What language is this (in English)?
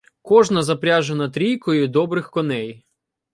Ukrainian